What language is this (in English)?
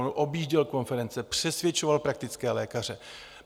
Czech